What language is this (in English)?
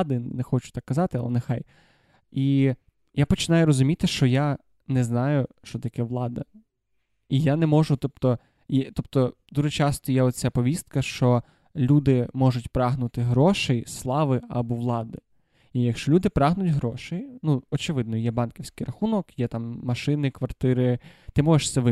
Ukrainian